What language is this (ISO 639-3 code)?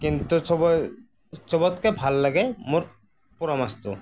asm